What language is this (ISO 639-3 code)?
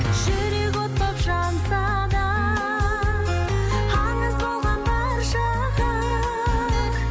kaz